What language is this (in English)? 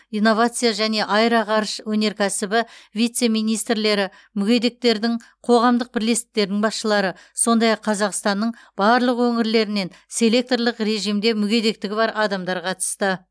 Kazakh